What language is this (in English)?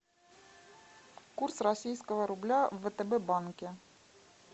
Russian